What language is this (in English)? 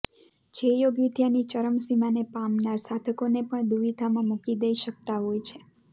Gujarati